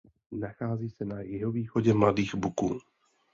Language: Czech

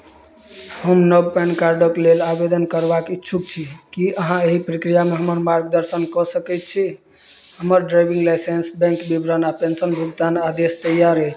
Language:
Maithili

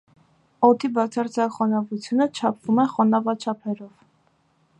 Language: Armenian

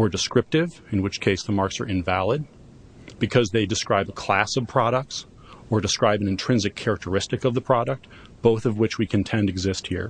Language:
English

